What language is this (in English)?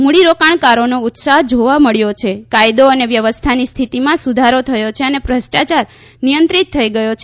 Gujarati